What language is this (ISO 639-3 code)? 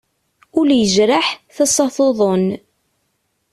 kab